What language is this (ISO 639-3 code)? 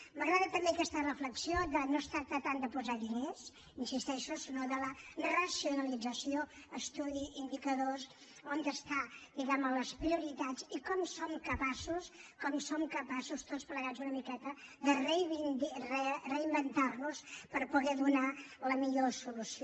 cat